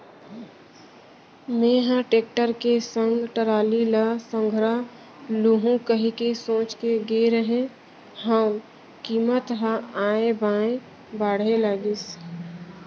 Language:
Chhattisgarhi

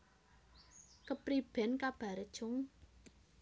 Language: Javanese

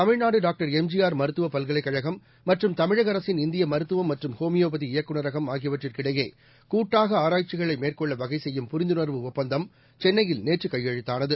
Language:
Tamil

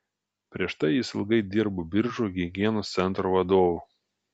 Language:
Lithuanian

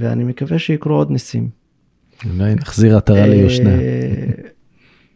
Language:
Hebrew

